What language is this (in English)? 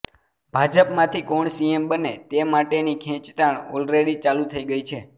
Gujarati